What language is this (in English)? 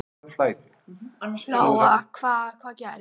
Icelandic